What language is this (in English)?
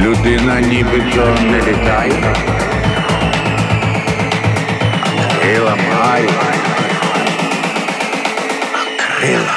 Ukrainian